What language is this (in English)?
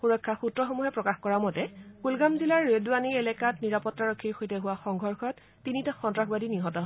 Assamese